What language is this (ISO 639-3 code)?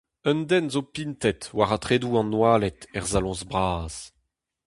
bre